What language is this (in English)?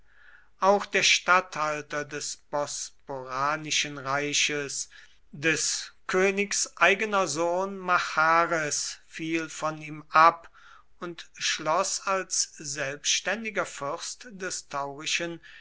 German